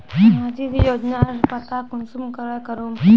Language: Magahi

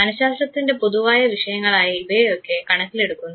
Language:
Malayalam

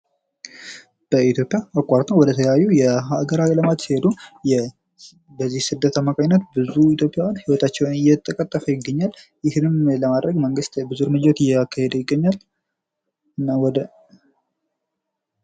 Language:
Amharic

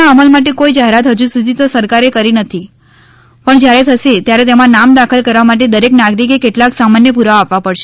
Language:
Gujarati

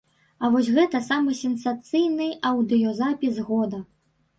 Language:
Belarusian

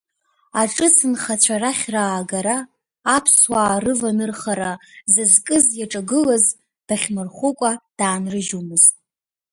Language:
Abkhazian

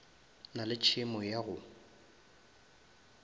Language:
Northern Sotho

